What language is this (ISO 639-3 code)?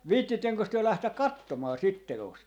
fin